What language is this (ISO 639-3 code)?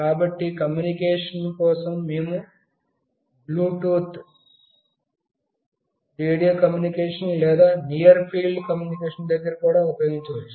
tel